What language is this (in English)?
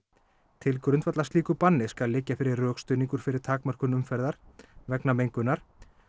Icelandic